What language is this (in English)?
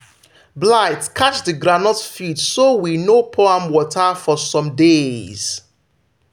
Nigerian Pidgin